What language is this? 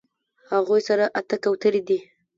Pashto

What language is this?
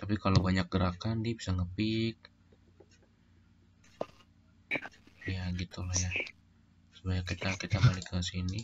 Indonesian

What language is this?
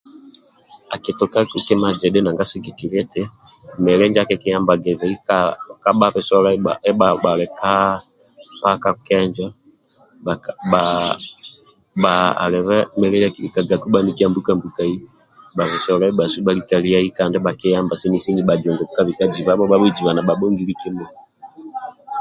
Amba (Uganda)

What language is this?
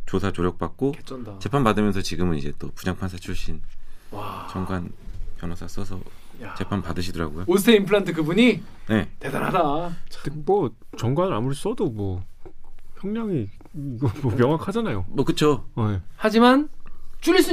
Korean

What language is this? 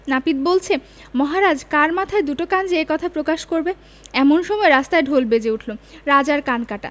Bangla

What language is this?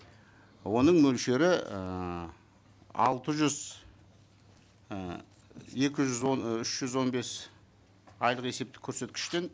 Kazakh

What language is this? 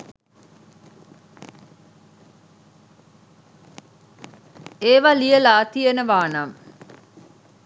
Sinhala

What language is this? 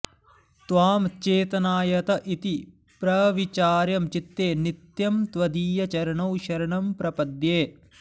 Sanskrit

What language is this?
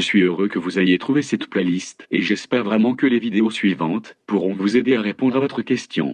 French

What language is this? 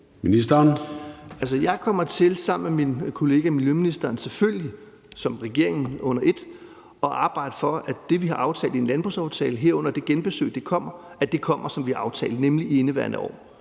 Danish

